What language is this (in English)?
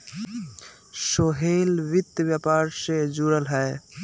Magahi